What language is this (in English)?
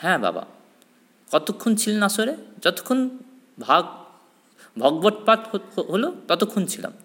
Bangla